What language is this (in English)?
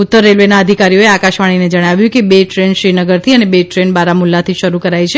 Gujarati